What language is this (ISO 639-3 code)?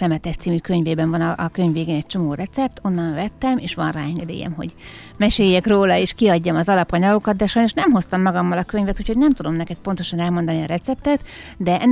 hun